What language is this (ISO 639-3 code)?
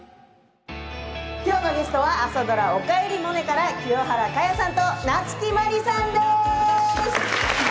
jpn